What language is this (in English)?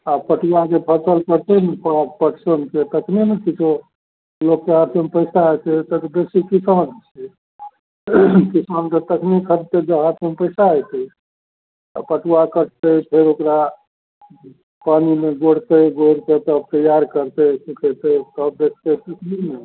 Maithili